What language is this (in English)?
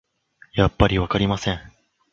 Japanese